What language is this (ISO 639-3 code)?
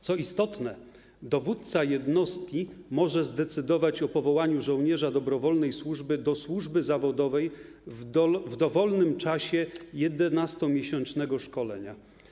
pol